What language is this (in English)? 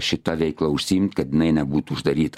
Lithuanian